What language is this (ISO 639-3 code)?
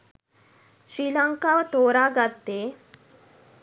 sin